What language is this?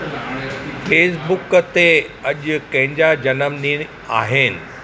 Sindhi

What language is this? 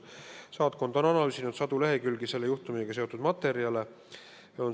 Estonian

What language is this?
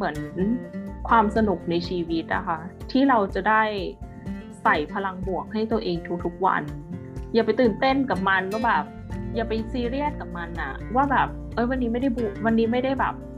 Thai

